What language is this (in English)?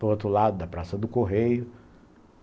Portuguese